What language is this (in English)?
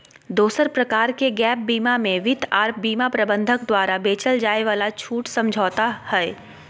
Magahi